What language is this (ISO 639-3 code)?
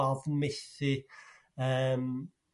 cym